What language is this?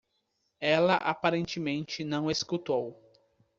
Portuguese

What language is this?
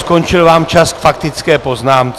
Czech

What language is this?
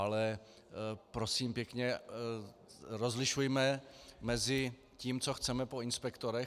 Czech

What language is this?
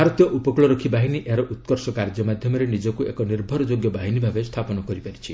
Odia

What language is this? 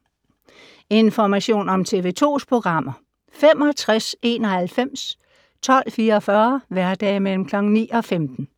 Danish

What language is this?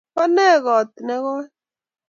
Kalenjin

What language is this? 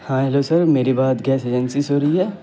Urdu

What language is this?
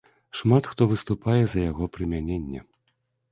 Belarusian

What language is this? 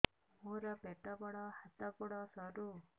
Odia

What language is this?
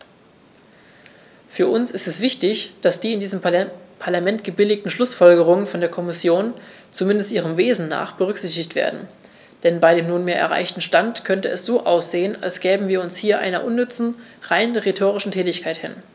German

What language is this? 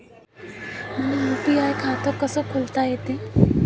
Marathi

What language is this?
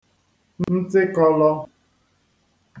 Igbo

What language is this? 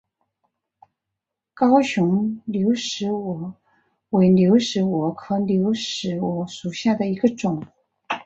Chinese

